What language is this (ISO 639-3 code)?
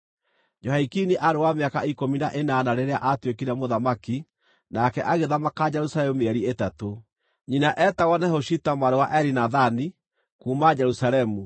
kik